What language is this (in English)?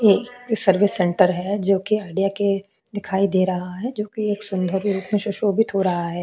Hindi